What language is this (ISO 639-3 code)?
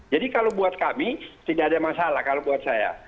ind